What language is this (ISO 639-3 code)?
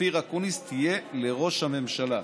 heb